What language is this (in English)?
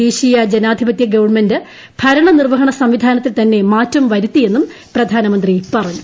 Malayalam